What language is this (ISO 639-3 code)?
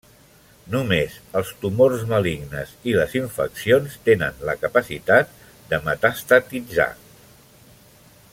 cat